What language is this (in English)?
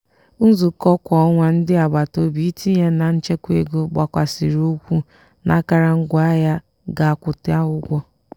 Igbo